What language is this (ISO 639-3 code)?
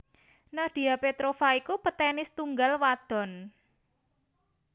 jav